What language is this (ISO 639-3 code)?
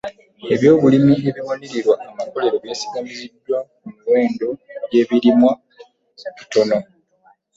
lug